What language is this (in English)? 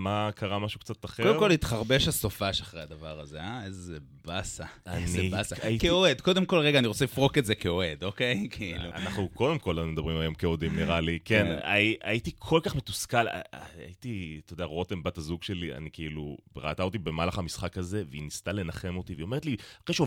Hebrew